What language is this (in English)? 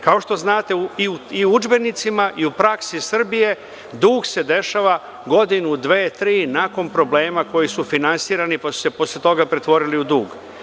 Serbian